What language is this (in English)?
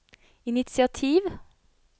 Norwegian